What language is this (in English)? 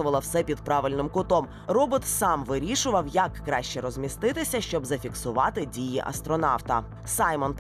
Ukrainian